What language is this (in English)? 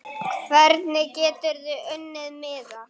Icelandic